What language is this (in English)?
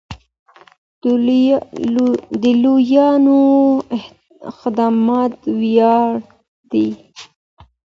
Pashto